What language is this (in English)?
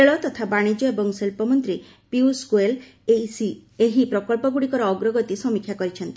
Odia